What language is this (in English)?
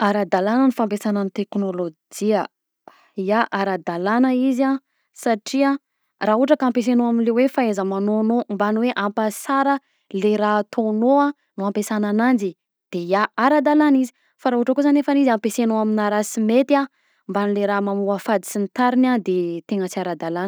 Southern Betsimisaraka Malagasy